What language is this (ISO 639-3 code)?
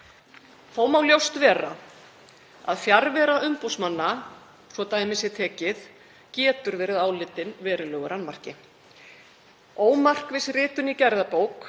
isl